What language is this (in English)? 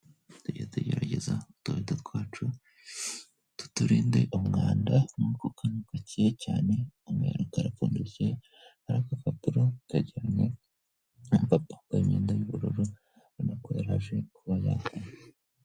Kinyarwanda